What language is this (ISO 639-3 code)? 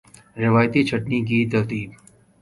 urd